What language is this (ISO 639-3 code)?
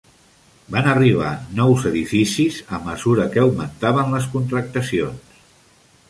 cat